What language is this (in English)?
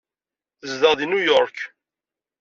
Kabyle